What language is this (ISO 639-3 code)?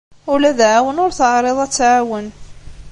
kab